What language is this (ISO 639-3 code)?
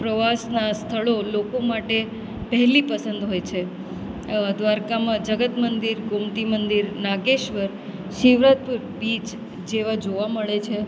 guj